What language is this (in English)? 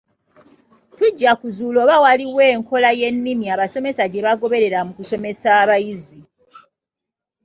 Ganda